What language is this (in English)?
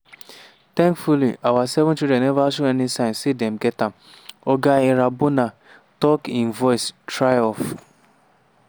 Nigerian Pidgin